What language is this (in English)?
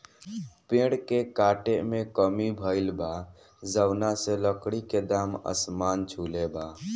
Bhojpuri